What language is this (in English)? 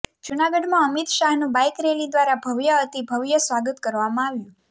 Gujarati